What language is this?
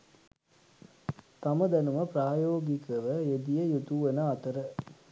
Sinhala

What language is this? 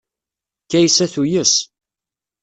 Kabyle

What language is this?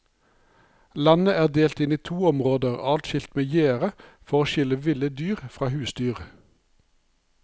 Norwegian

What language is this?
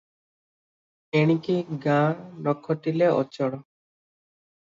Odia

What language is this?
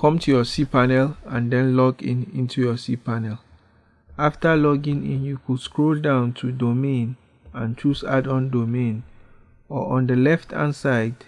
English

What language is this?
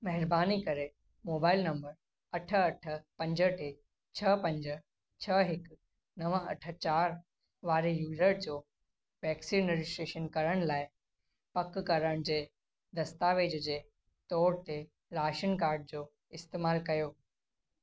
Sindhi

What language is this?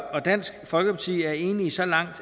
Danish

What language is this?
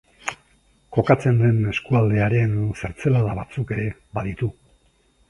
Basque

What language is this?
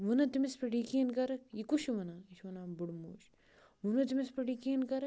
Kashmiri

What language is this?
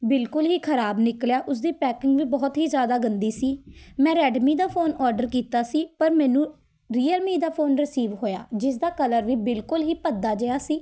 Punjabi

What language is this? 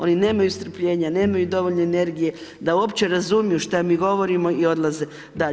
Croatian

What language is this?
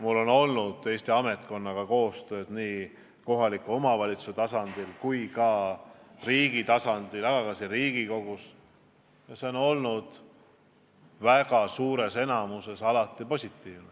Estonian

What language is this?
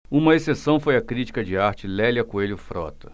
Portuguese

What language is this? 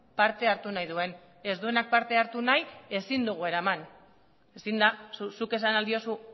Basque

